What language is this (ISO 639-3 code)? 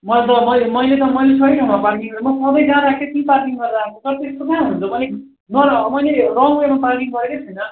nep